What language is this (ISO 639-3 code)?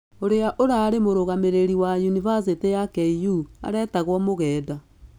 kik